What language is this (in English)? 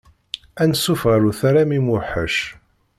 Kabyle